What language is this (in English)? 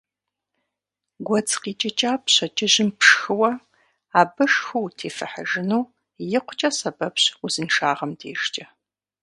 Kabardian